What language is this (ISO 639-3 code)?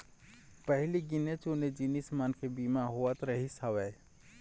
hne